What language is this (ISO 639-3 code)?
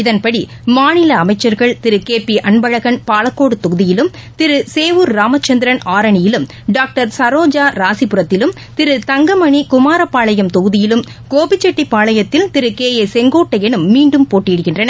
tam